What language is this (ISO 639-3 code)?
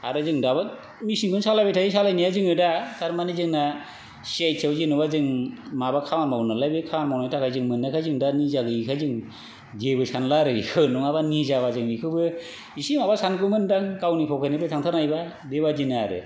brx